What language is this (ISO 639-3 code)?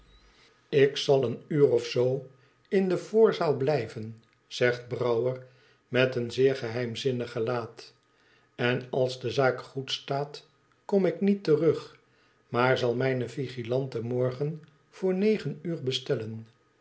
nld